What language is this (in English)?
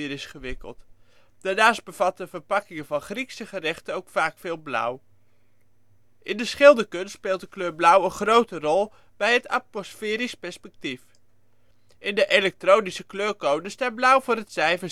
Dutch